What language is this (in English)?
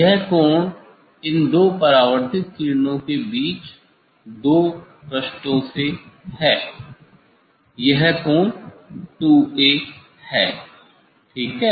Hindi